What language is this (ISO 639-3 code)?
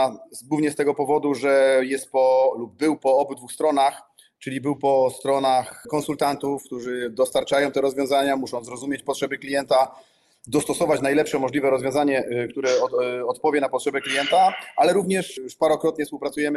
pol